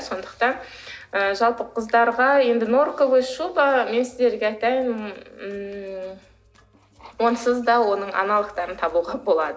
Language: Kazakh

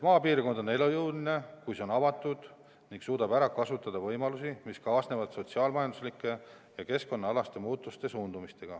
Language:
Estonian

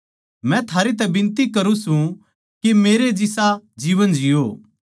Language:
Haryanvi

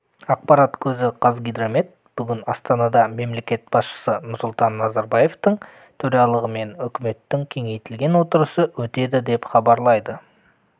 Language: Kazakh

